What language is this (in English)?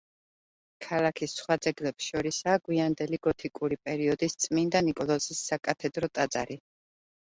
Georgian